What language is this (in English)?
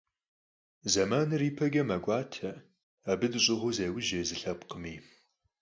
Kabardian